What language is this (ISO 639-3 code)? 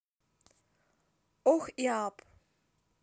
rus